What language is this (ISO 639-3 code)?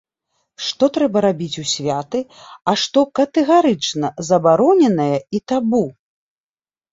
bel